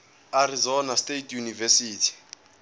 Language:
Zulu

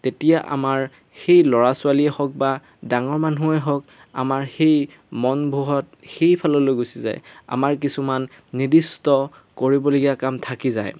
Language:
Assamese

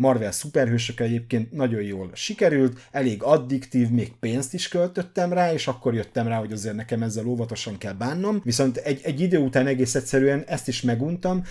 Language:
Hungarian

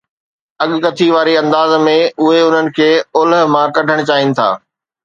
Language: Sindhi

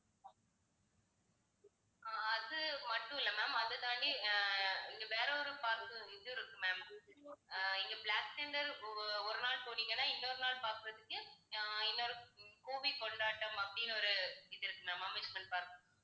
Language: Tamil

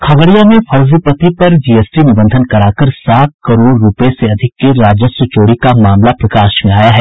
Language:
Hindi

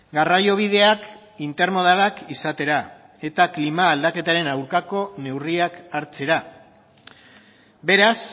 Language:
Basque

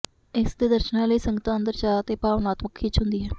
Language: Punjabi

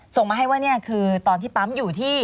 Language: Thai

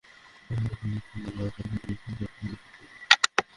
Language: Bangla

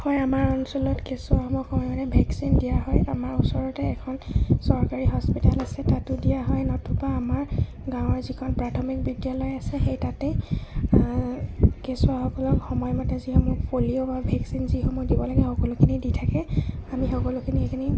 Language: Assamese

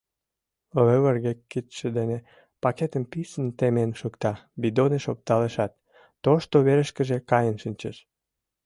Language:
Mari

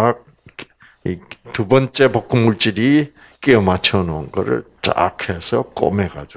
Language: Korean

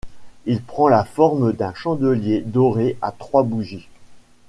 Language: French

